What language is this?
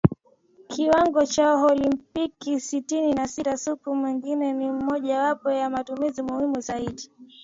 Swahili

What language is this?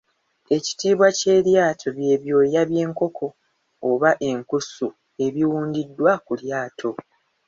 Ganda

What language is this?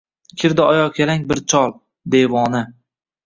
Uzbek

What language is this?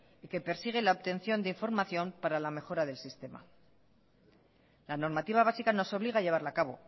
Spanish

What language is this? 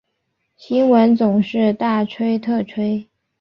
Chinese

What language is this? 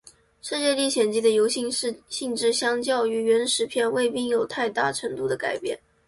Chinese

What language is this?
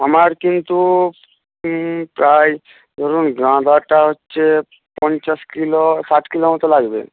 Bangla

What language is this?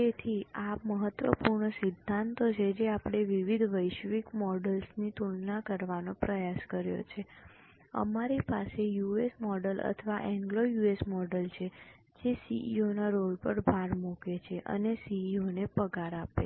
Gujarati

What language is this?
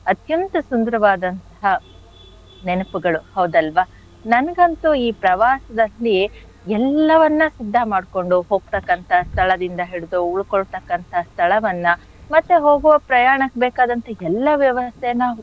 Kannada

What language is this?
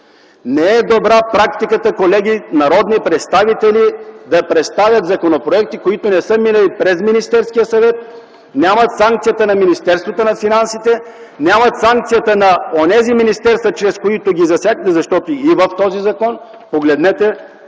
Bulgarian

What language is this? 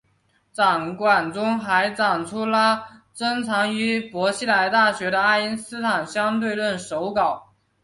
Chinese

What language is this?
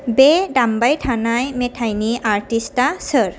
Bodo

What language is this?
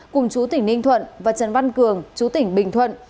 Vietnamese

